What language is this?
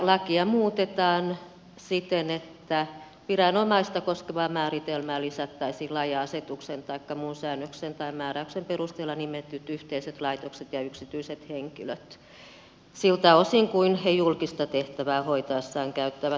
Finnish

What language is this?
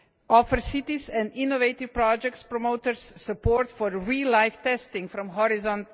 English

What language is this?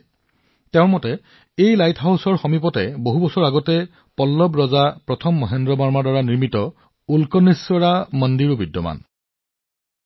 Assamese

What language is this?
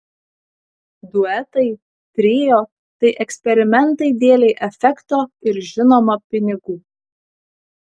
Lithuanian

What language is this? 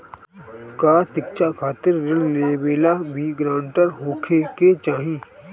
Bhojpuri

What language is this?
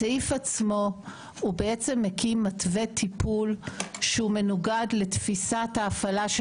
Hebrew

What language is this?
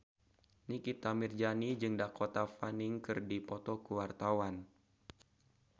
Sundanese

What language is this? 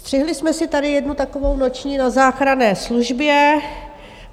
Czech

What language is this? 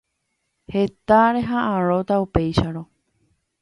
Guarani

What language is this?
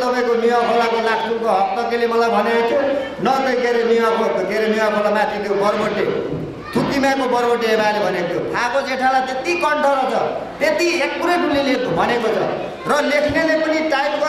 Indonesian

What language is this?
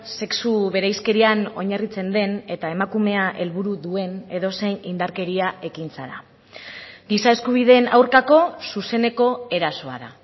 Basque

